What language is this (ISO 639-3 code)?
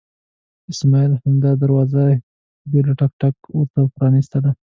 pus